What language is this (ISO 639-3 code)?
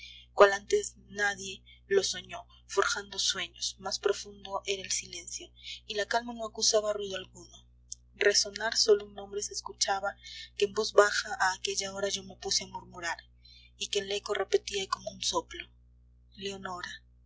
spa